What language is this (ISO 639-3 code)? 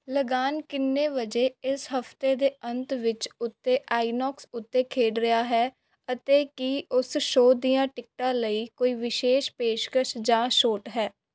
pan